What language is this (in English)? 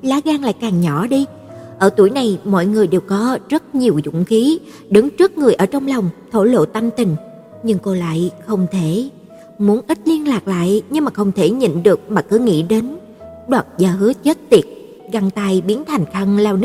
Vietnamese